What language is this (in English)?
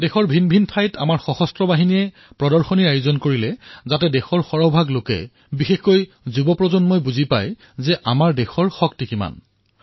Assamese